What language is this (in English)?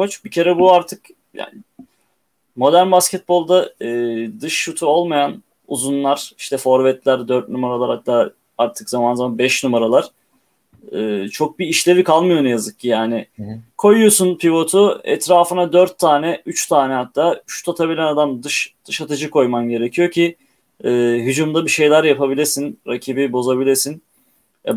Turkish